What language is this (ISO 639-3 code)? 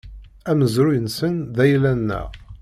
kab